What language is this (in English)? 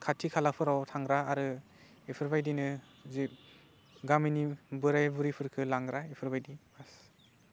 Bodo